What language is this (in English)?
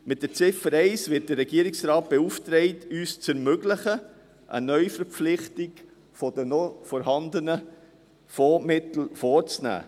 Swiss German